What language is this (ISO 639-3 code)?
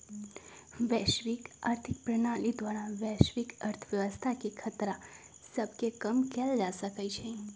mag